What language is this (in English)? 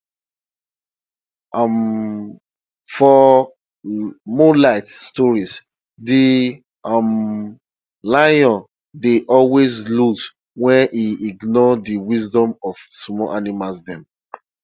Nigerian Pidgin